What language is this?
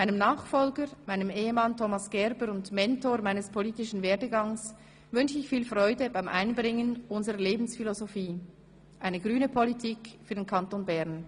Swiss German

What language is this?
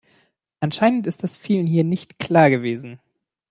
German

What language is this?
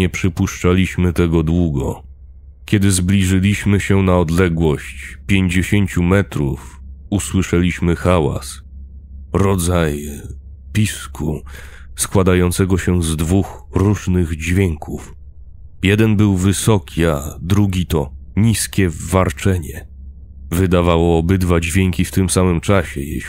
Polish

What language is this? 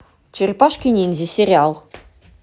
Russian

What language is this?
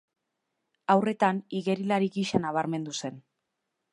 Basque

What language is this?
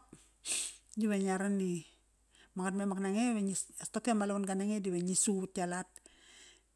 Kairak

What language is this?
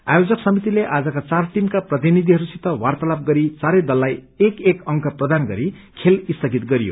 Nepali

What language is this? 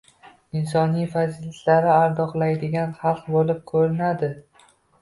Uzbek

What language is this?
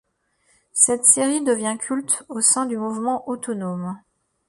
French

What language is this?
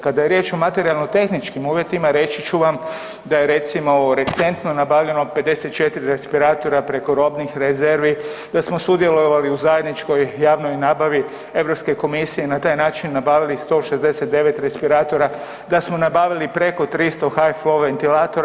Croatian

